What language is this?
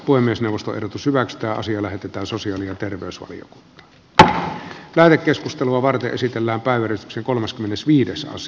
Finnish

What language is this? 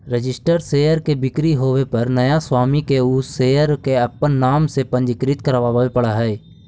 Magahi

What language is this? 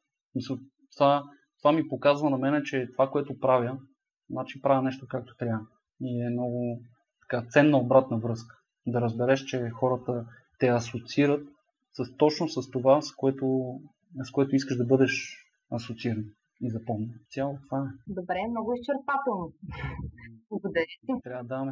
Bulgarian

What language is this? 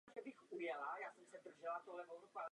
Czech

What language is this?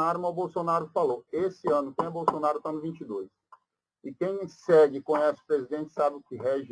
Portuguese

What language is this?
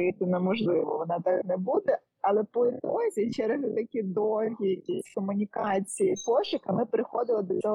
Ukrainian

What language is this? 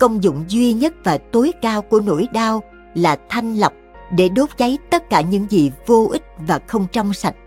Vietnamese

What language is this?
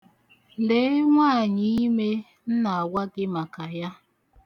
Igbo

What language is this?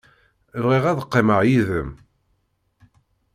Kabyle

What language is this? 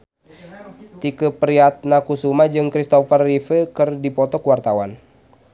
Sundanese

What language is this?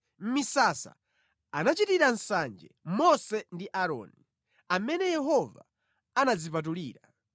Nyanja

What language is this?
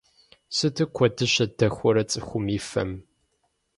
Kabardian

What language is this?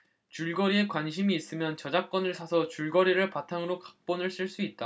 Korean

